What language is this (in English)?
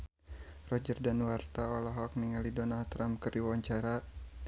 Sundanese